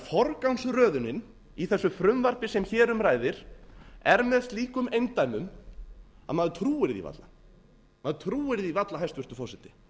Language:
Icelandic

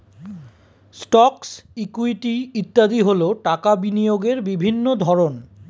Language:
Bangla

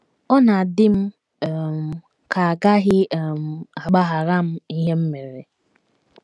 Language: Igbo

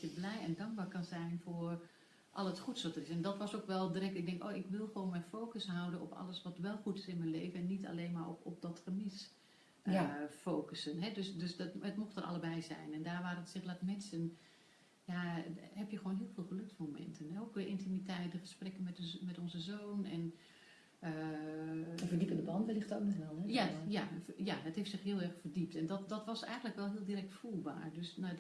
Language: Dutch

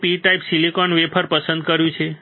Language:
Gujarati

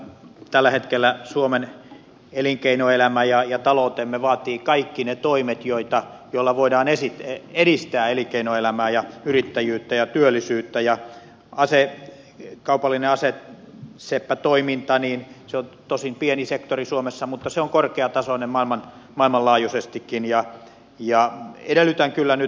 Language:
Finnish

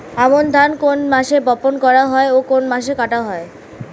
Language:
Bangla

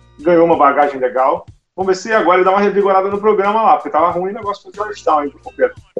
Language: Portuguese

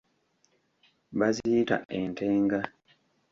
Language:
Ganda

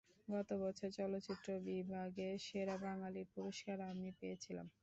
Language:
Bangla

